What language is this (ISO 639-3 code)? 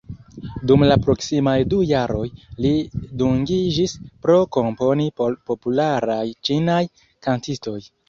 epo